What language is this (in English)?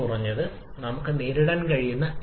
Malayalam